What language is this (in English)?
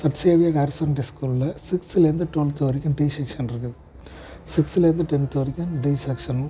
Tamil